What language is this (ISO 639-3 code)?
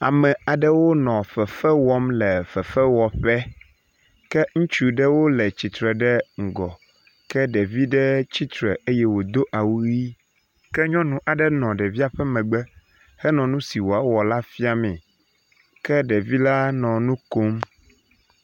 ewe